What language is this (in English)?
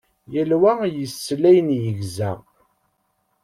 Kabyle